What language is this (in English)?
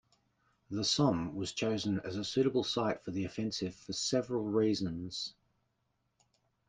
English